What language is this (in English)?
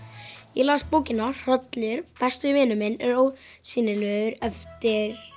Icelandic